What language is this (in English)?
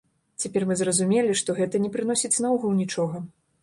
Belarusian